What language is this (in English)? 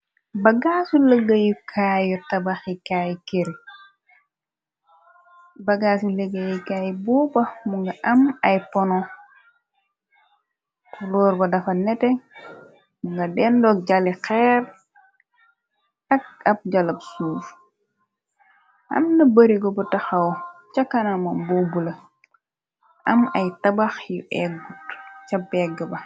Wolof